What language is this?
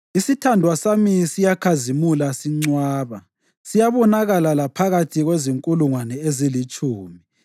North Ndebele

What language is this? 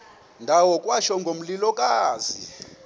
Xhosa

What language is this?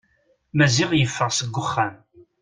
Kabyle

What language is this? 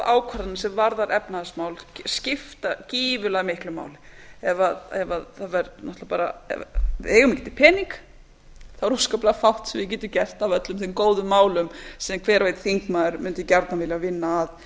Icelandic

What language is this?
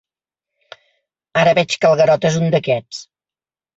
Catalan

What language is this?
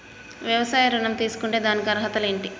Telugu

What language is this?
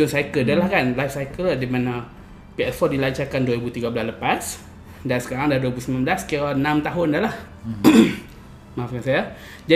Malay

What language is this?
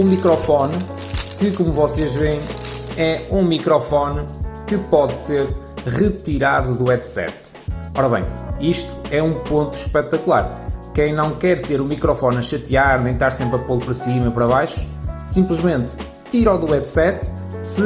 Portuguese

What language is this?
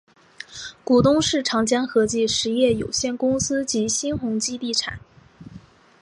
Chinese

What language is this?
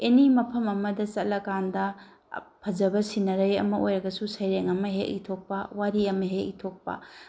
Manipuri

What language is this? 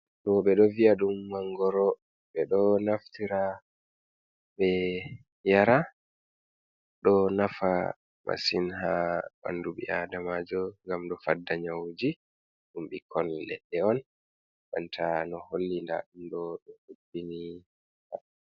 Fula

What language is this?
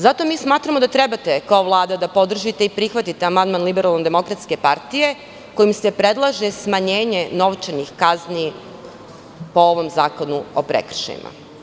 Serbian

